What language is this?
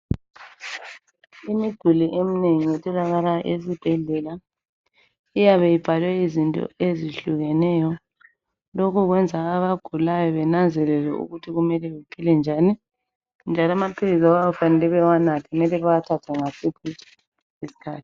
North Ndebele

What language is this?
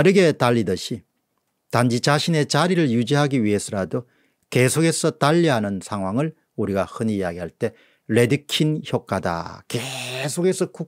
Korean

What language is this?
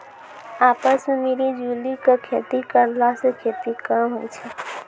Maithili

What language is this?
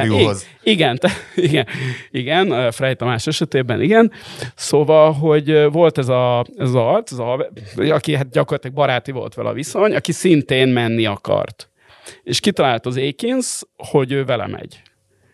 Hungarian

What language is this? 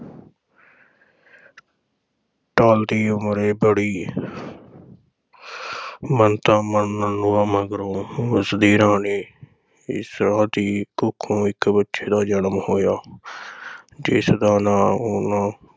Punjabi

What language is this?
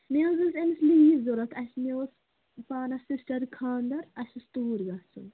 Kashmiri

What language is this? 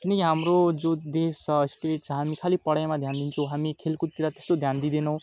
Nepali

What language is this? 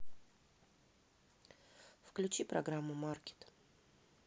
Russian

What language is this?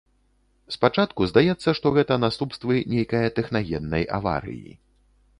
Belarusian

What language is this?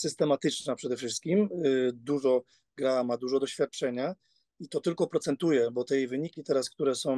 Polish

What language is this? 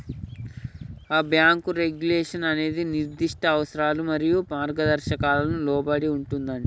Telugu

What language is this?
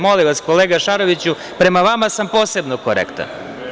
Serbian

